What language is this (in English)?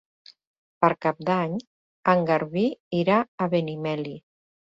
Catalan